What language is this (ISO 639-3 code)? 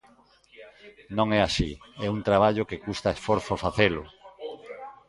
glg